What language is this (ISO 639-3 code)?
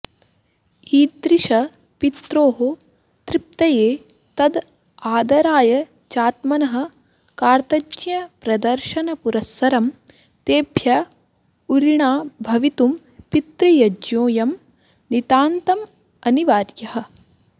san